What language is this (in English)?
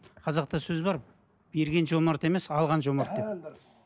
Kazakh